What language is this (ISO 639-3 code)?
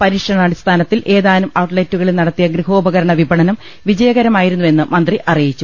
mal